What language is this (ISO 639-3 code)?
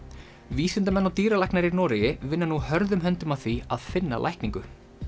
isl